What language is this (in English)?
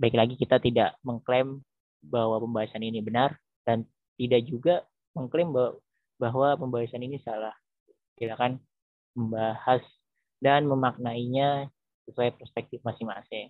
Indonesian